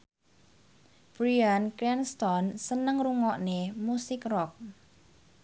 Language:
Javanese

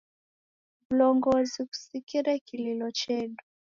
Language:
Taita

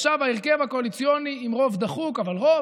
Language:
Hebrew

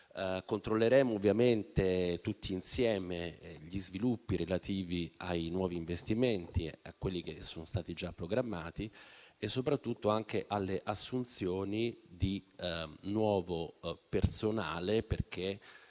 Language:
Italian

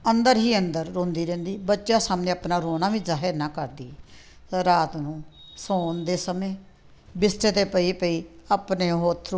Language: Punjabi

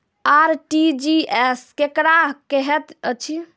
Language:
Maithili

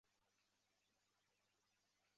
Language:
Chinese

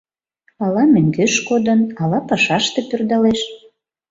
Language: Mari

